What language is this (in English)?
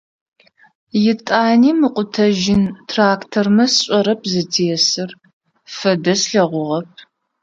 Adyghe